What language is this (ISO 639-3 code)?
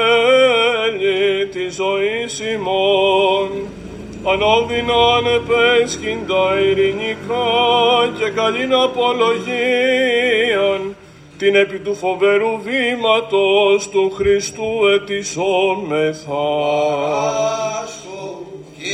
ell